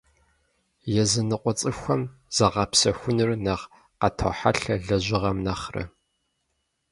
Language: Kabardian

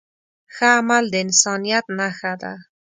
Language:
Pashto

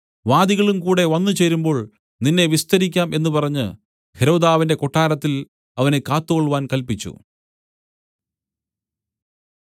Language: Malayalam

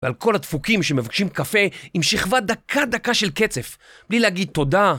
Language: Hebrew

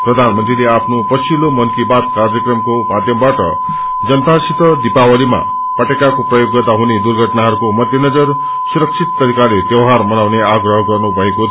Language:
Nepali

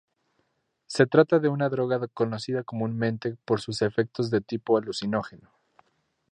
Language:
Spanish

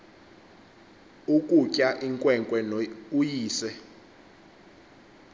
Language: Xhosa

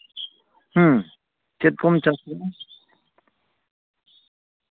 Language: Santali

